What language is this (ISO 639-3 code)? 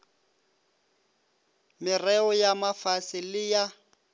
nso